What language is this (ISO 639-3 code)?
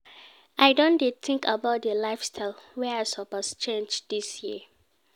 pcm